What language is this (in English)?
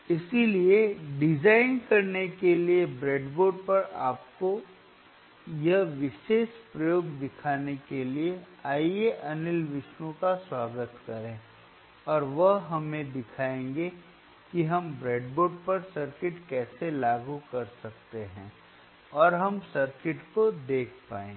Hindi